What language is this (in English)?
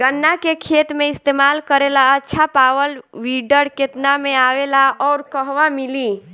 Bhojpuri